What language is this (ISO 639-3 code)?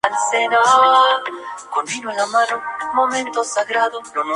spa